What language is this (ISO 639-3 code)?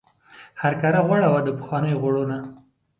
pus